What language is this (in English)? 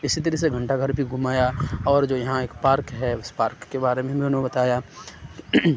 Urdu